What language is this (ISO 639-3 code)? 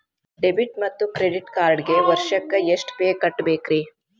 kan